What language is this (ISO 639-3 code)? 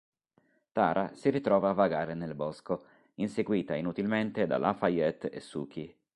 ita